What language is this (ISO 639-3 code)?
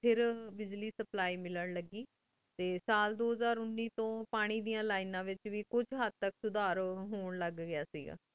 pan